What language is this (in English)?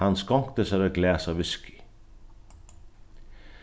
Faroese